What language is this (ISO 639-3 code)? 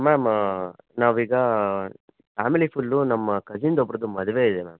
kan